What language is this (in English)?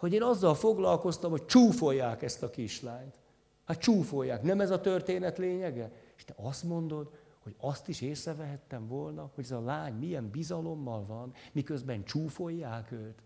Hungarian